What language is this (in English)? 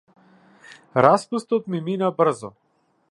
Macedonian